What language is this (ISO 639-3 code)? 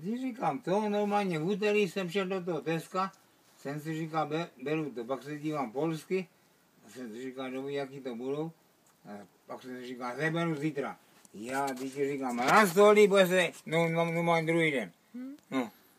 ces